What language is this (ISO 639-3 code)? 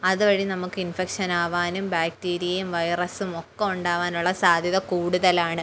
mal